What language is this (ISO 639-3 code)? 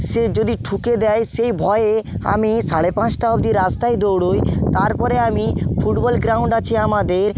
ben